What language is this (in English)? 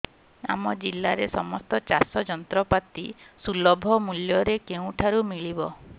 Odia